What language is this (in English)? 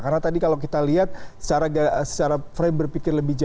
Indonesian